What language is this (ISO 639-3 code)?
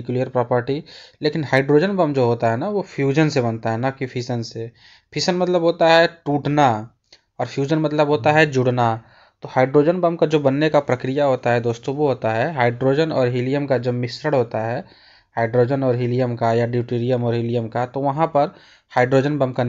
hin